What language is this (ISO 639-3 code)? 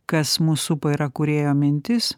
lit